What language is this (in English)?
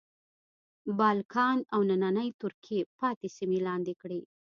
Pashto